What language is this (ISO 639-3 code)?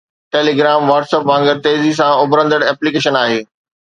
snd